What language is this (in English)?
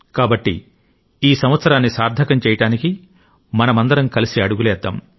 Telugu